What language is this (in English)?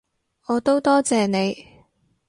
Cantonese